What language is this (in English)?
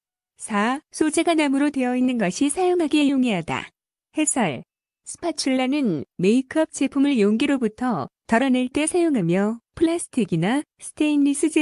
Korean